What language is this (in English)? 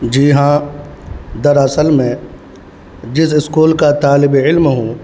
Urdu